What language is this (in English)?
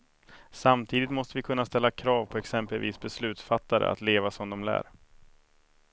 Swedish